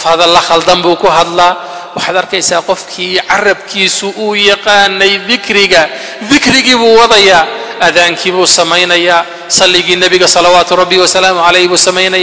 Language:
Arabic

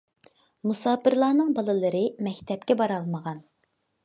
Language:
Uyghur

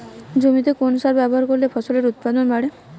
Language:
Bangla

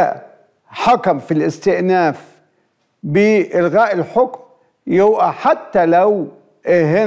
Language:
Arabic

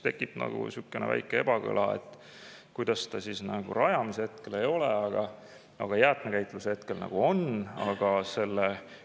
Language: Estonian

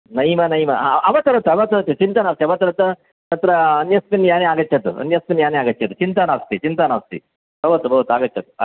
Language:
Sanskrit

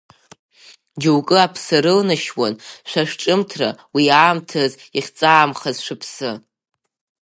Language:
Abkhazian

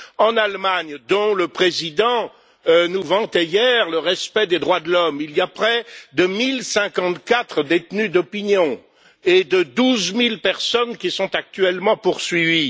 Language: French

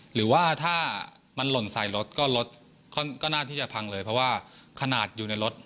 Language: Thai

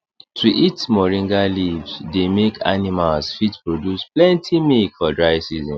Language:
Nigerian Pidgin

